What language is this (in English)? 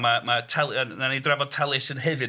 Welsh